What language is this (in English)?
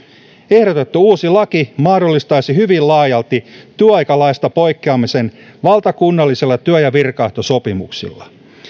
Finnish